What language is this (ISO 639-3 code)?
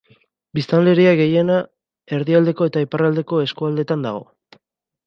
eus